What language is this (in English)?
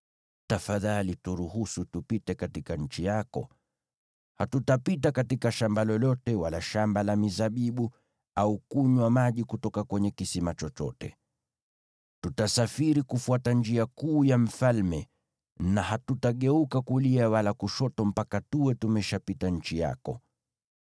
Swahili